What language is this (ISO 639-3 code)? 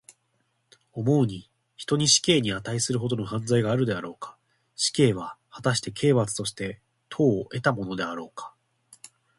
jpn